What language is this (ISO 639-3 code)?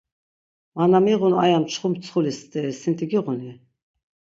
lzz